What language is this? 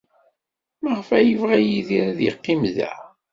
Kabyle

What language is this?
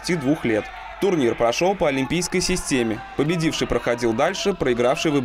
Russian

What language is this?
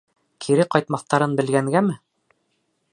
Bashkir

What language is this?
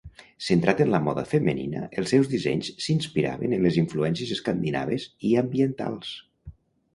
Catalan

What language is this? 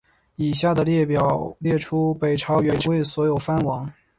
Chinese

